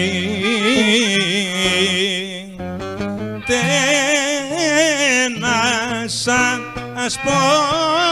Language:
Greek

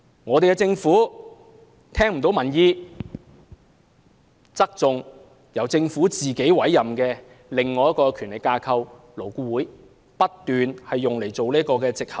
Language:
Cantonese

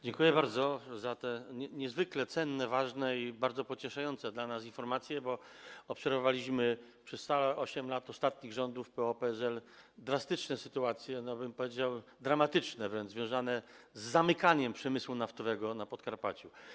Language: Polish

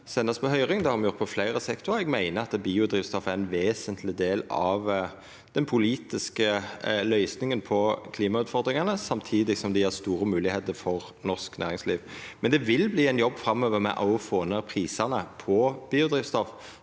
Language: Norwegian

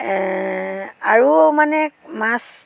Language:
Assamese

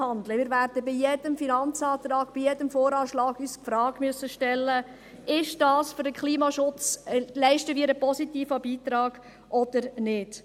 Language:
Swiss German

